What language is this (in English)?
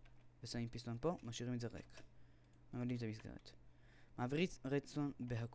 Hebrew